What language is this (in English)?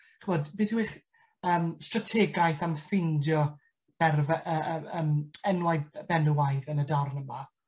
Welsh